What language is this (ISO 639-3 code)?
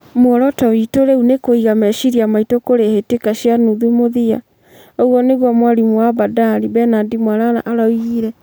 kik